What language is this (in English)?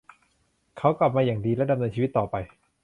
Thai